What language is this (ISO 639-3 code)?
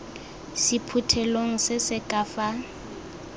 tsn